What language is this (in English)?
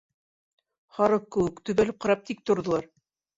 Bashkir